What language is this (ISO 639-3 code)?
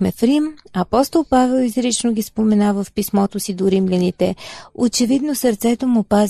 bul